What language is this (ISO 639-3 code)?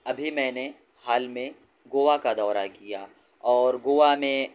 urd